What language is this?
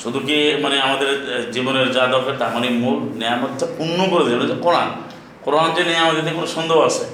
Bangla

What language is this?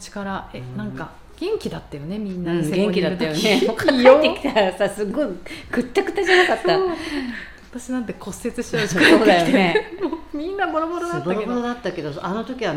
Japanese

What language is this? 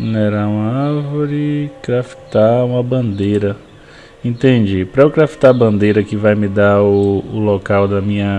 Portuguese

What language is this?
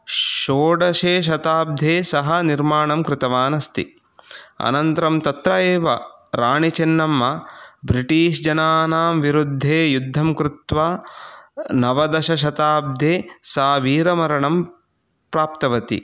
Sanskrit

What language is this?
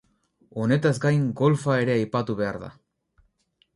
Basque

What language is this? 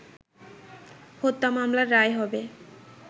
Bangla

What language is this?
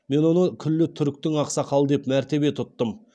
Kazakh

